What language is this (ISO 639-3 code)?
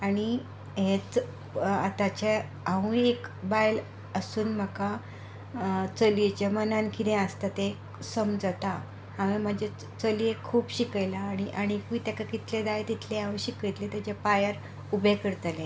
kok